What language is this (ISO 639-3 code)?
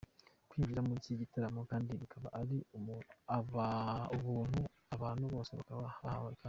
kin